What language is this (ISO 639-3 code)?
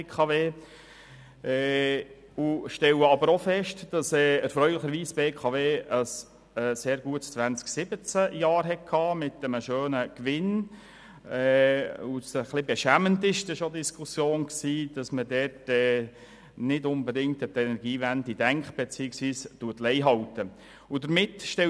gsw